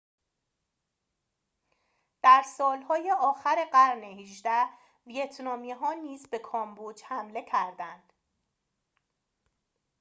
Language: Persian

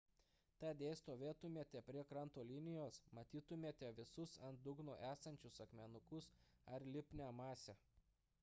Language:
Lithuanian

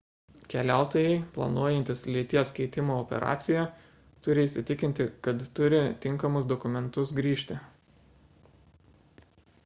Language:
Lithuanian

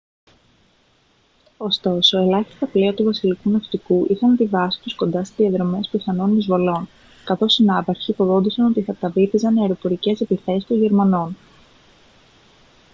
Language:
Greek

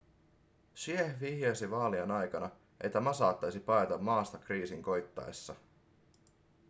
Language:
Finnish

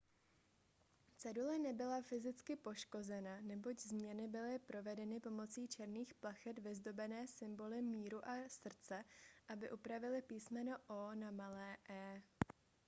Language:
Czech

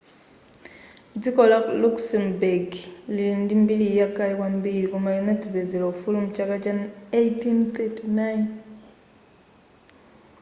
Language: Nyanja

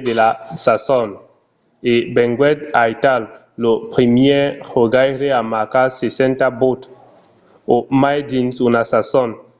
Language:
Occitan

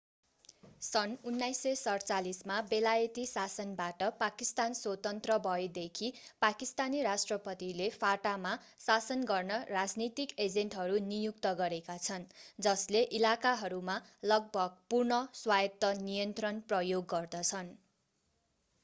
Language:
Nepali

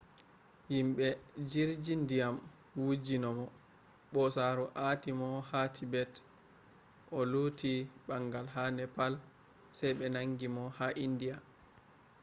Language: Fula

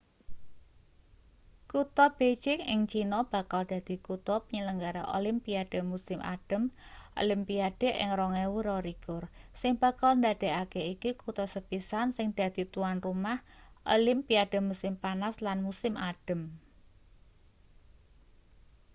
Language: Javanese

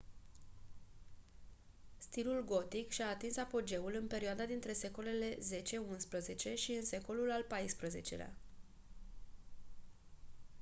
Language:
Romanian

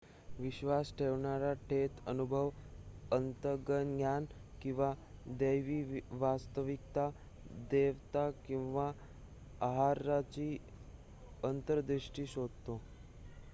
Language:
Marathi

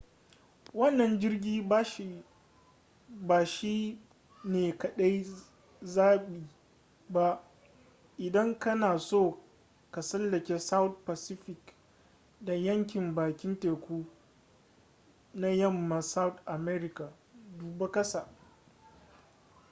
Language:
Hausa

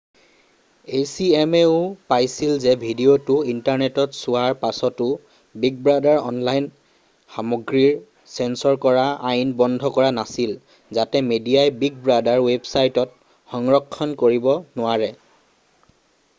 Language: Assamese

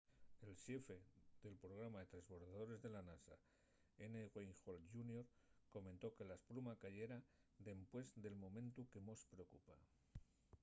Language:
Asturian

